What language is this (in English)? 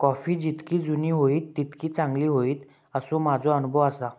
Marathi